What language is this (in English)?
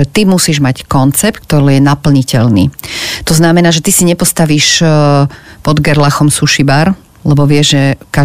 Slovak